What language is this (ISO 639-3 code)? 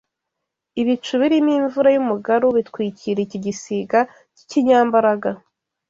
kin